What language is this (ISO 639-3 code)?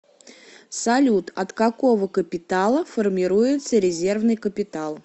rus